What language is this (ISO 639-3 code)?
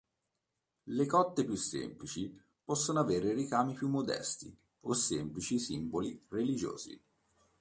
ita